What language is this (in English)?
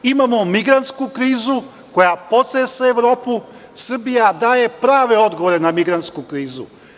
Serbian